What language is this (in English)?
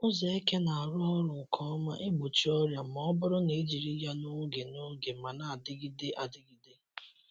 Igbo